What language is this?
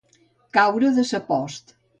Catalan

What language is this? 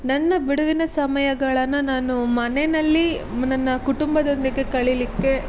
Kannada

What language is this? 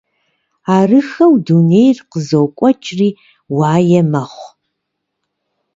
Kabardian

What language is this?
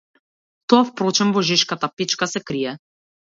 Macedonian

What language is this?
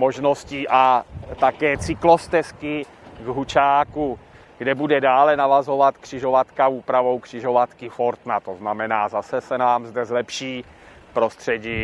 Czech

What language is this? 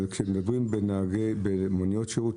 Hebrew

